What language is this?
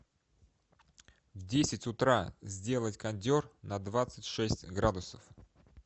Russian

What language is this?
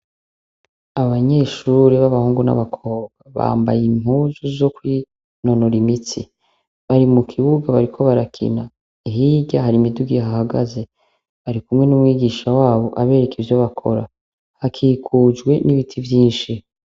Rundi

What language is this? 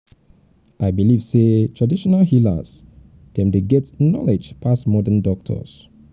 Nigerian Pidgin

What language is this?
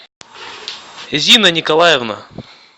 Russian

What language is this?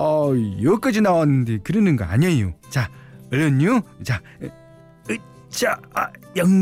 Korean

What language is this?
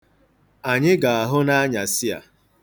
Igbo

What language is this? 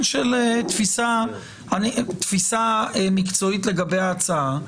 Hebrew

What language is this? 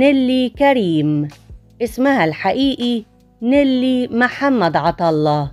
Arabic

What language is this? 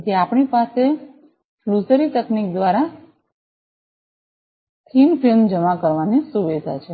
Gujarati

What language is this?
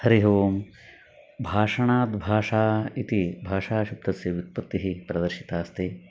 Sanskrit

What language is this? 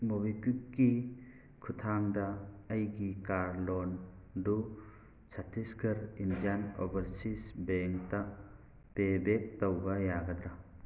Manipuri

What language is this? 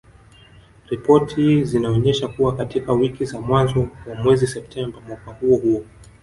Swahili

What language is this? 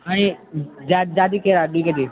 Nepali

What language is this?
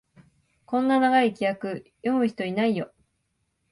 Japanese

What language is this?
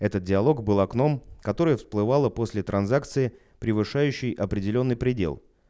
Russian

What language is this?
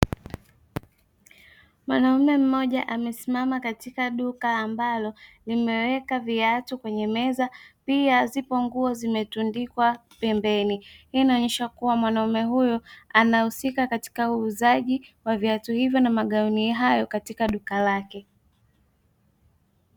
Swahili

